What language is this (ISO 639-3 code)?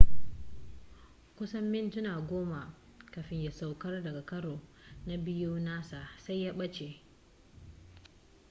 hau